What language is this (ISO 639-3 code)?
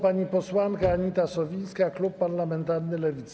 pol